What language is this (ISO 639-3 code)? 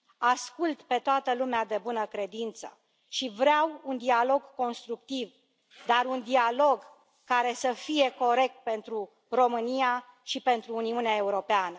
ron